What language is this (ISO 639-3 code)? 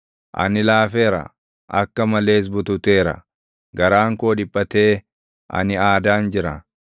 orm